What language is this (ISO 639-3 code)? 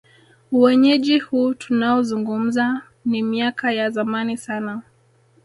swa